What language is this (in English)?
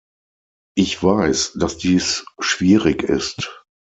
German